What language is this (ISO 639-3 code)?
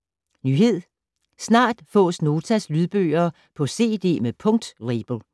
dan